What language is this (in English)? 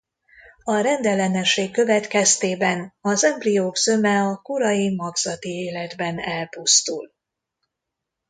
Hungarian